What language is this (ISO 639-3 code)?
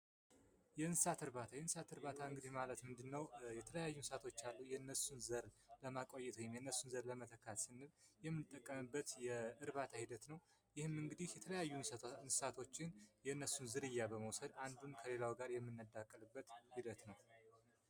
amh